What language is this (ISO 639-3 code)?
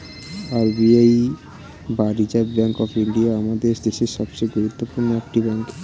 ben